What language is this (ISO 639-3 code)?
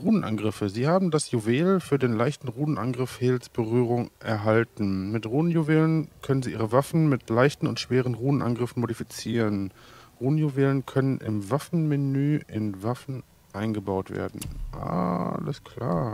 deu